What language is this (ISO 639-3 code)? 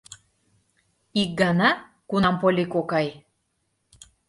chm